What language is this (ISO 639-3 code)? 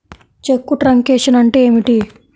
tel